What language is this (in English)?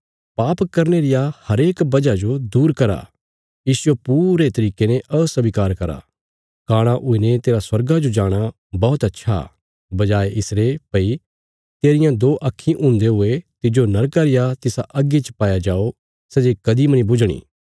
Bilaspuri